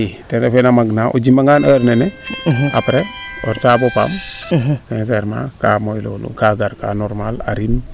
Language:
Serer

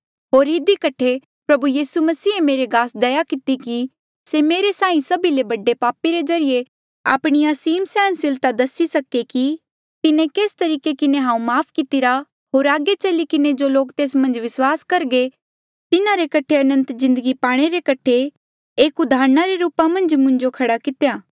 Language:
Mandeali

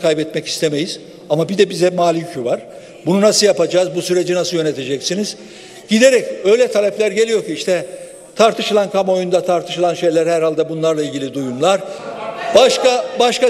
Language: Turkish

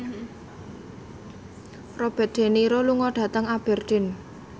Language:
Javanese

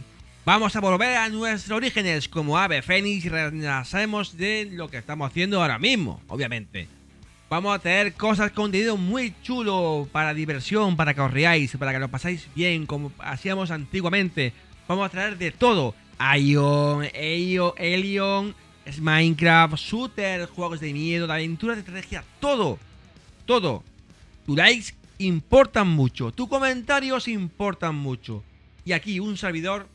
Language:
Spanish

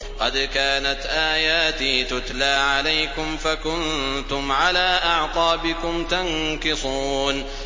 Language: Arabic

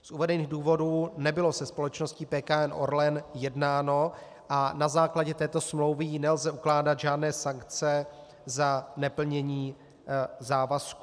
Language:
Czech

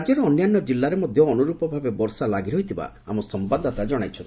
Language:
Odia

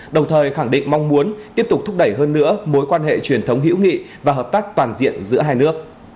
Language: Vietnamese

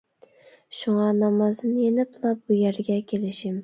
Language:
Uyghur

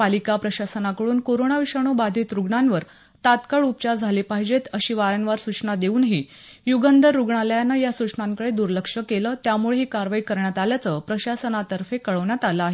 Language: Marathi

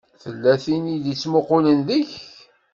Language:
Kabyle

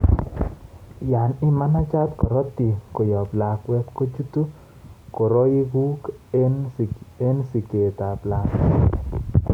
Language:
Kalenjin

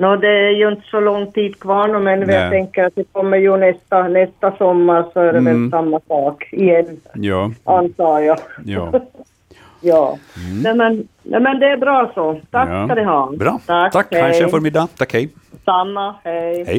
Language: Swedish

